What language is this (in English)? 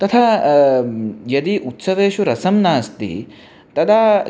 Sanskrit